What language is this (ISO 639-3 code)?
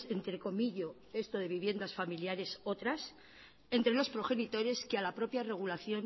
spa